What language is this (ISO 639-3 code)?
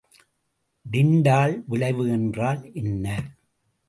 tam